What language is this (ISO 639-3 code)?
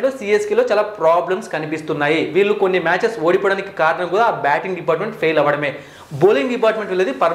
tel